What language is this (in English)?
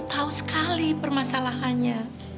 Indonesian